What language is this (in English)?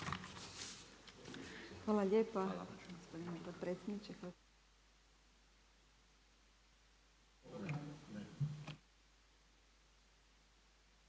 Croatian